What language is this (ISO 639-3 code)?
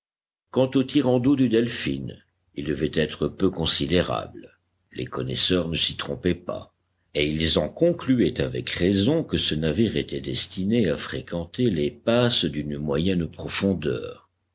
fra